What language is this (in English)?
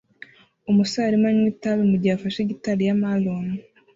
Kinyarwanda